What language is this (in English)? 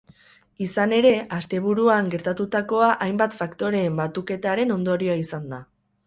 Basque